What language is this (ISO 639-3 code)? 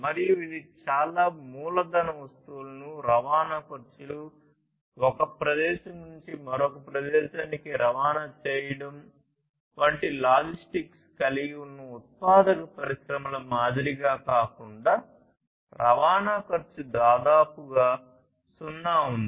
tel